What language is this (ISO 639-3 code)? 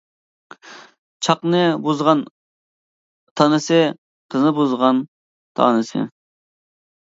uig